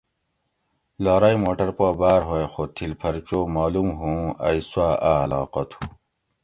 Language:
Gawri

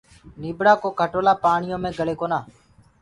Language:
Gurgula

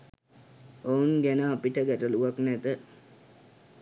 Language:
Sinhala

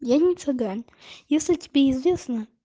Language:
Russian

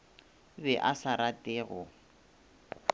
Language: Northern Sotho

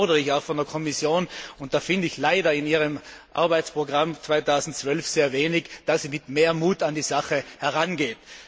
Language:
German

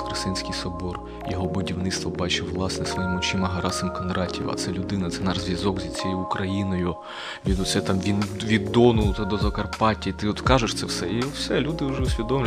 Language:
Ukrainian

